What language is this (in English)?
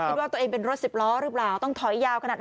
Thai